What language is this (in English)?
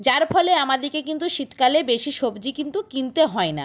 Bangla